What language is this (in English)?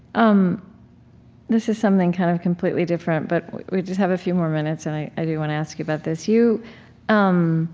English